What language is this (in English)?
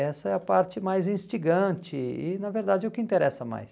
Portuguese